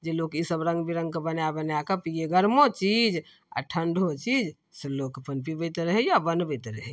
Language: Maithili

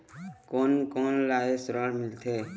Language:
Chhattisgarhi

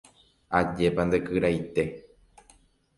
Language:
Guarani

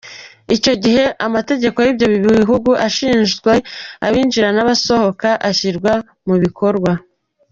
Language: Kinyarwanda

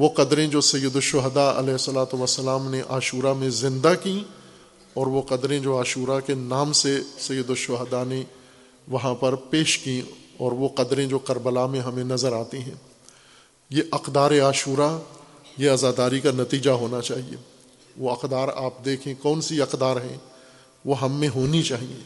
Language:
Urdu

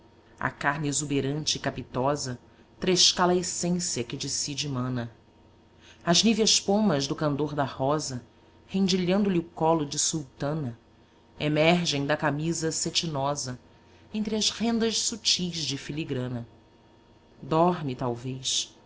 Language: Portuguese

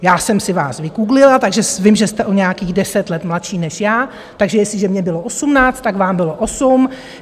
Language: Czech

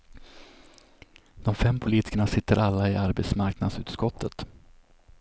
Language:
Swedish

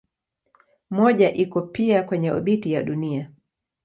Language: Swahili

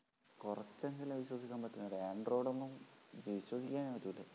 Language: Malayalam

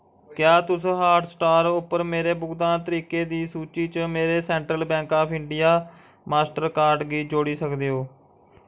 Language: Dogri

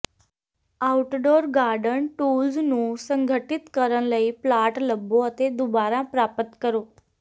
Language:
Punjabi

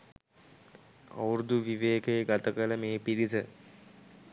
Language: Sinhala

